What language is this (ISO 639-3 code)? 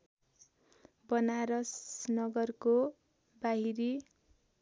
nep